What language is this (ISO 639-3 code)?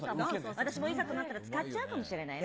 jpn